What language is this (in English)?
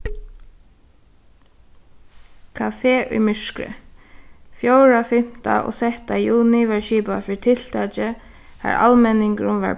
Faroese